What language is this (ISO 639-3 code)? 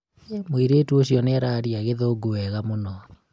kik